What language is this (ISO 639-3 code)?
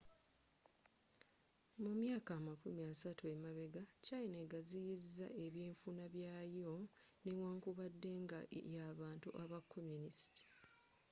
lug